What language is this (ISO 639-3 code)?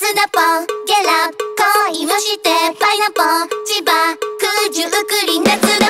kor